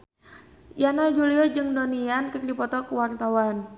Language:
Sundanese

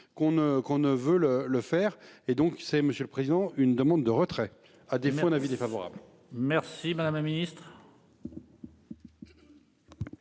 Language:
French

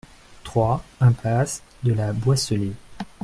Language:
French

